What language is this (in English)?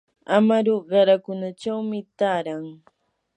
Yanahuanca Pasco Quechua